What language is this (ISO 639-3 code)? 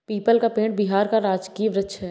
hin